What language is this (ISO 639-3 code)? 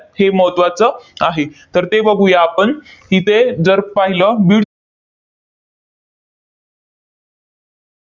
mar